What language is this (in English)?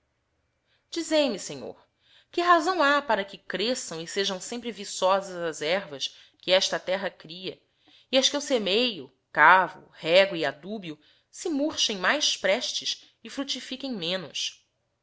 Portuguese